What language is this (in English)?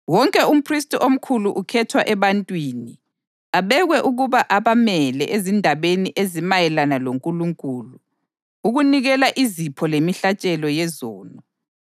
North Ndebele